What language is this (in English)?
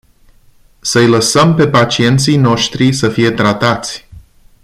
Romanian